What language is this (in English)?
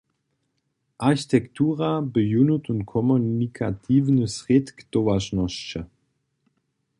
Upper Sorbian